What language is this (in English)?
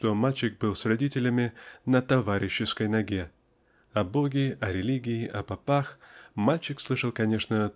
Russian